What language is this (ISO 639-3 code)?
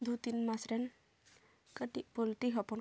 sat